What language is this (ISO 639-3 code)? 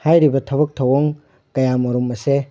mni